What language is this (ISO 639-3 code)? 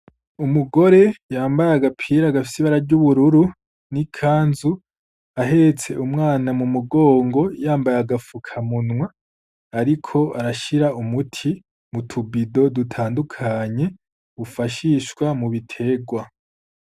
run